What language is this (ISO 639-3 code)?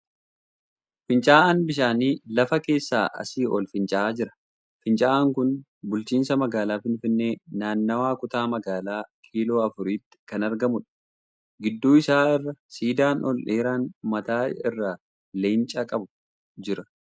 orm